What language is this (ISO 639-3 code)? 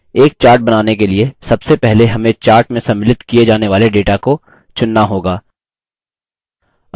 hin